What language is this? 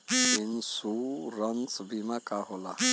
Bhojpuri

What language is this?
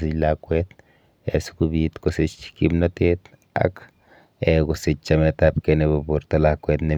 Kalenjin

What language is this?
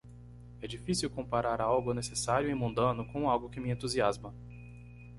Portuguese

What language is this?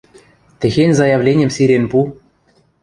Western Mari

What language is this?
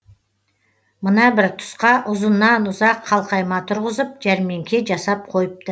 Kazakh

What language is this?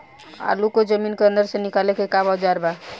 Bhojpuri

